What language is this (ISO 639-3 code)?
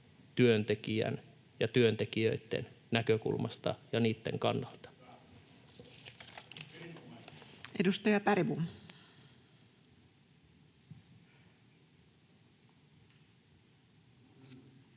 fin